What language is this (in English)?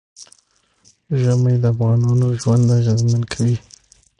Pashto